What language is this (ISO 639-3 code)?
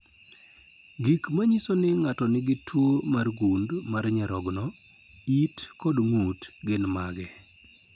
luo